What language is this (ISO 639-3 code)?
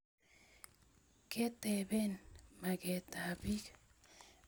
kln